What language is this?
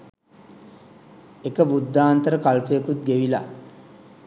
Sinhala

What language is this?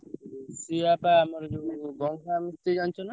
Odia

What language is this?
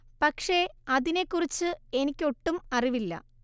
Malayalam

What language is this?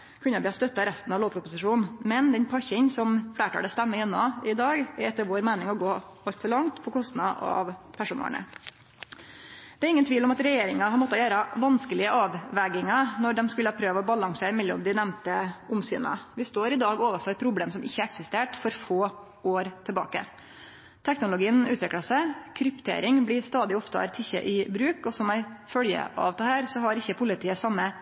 Norwegian Nynorsk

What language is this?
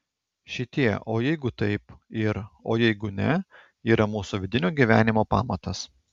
Lithuanian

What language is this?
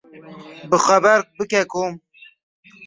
Kurdish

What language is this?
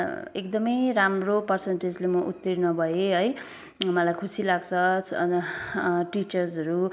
Nepali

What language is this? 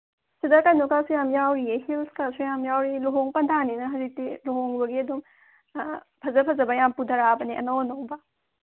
Manipuri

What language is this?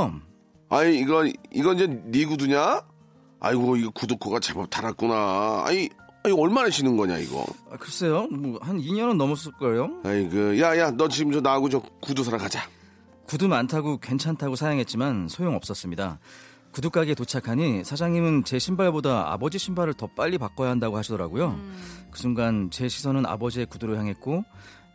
Korean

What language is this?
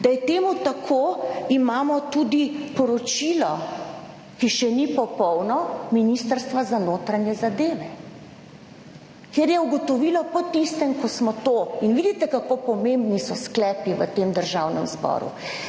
Slovenian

